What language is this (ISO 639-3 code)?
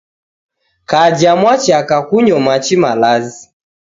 dav